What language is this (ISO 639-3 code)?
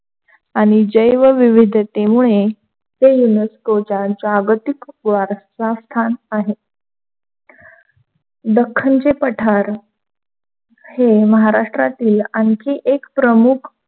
mar